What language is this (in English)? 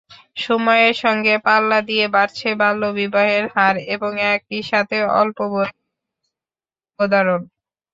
Bangla